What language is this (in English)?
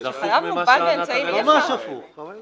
Hebrew